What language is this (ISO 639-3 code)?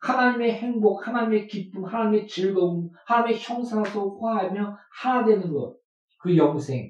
kor